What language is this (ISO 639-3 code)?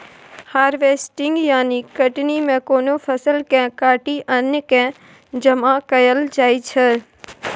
mai